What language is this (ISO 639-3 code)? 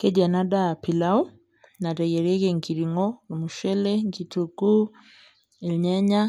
mas